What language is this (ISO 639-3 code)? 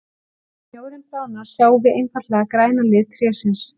isl